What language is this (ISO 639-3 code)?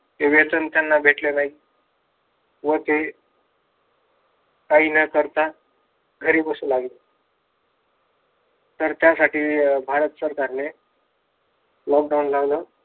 mar